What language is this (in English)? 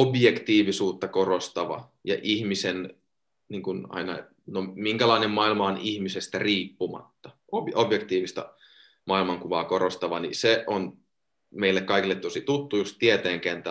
Finnish